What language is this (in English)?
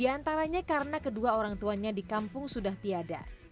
Indonesian